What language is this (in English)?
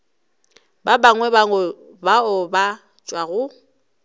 Northern Sotho